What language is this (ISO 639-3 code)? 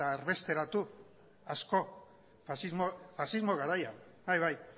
eus